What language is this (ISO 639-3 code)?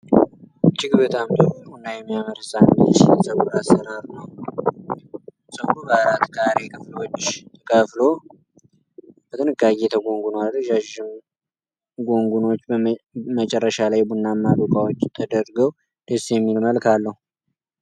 amh